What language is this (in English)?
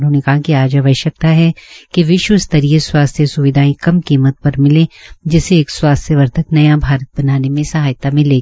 Hindi